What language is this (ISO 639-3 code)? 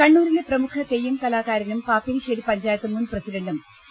mal